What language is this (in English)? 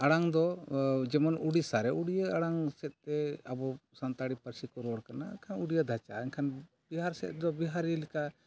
Santali